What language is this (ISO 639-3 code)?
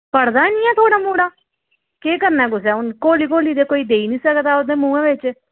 doi